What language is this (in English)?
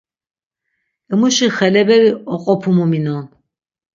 Laz